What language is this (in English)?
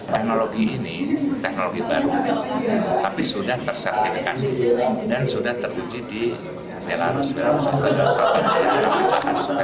Indonesian